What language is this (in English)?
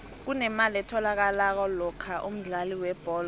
South Ndebele